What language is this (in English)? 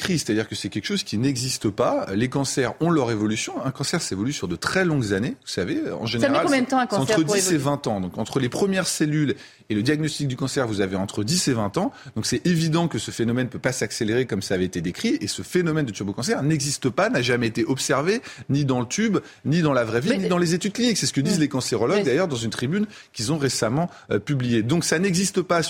French